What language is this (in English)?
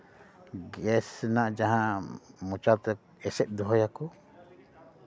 Santali